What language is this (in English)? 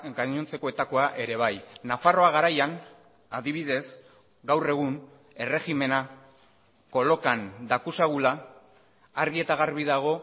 Basque